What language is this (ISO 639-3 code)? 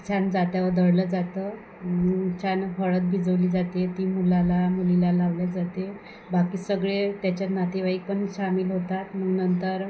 mar